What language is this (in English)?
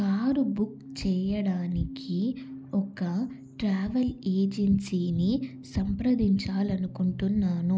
Telugu